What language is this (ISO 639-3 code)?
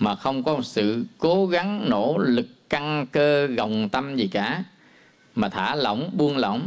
vie